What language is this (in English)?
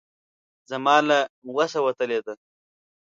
Pashto